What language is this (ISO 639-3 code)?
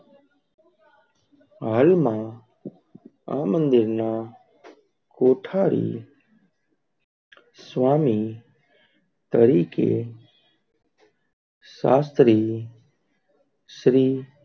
guj